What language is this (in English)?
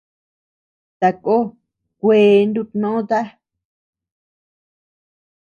Tepeuxila Cuicatec